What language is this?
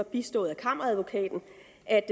Danish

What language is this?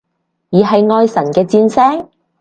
Cantonese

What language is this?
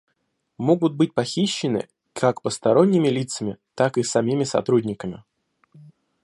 Russian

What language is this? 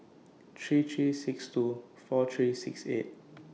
English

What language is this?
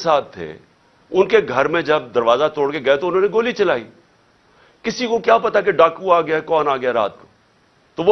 Urdu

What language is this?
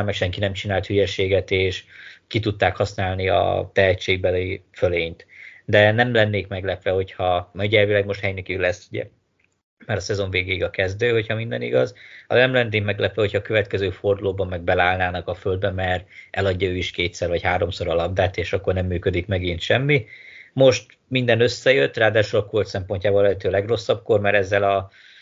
Hungarian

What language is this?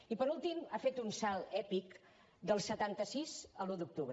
Catalan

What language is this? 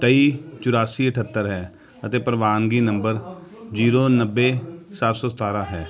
Punjabi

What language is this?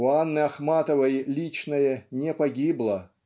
Russian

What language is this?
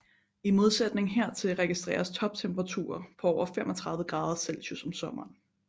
Danish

